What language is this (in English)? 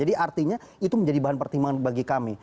Indonesian